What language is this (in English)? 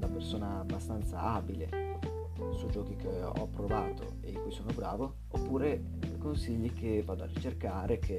Italian